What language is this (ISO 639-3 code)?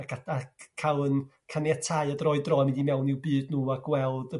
cym